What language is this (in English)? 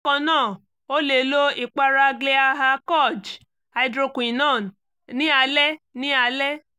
Yoruba